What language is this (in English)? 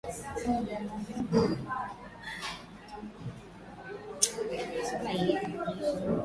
Swahili